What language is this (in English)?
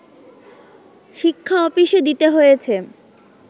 Bangla